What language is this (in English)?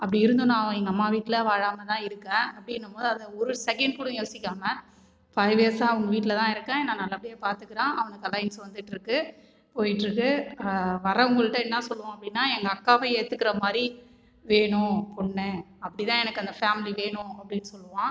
Tamil